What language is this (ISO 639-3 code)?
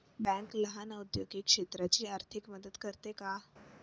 mar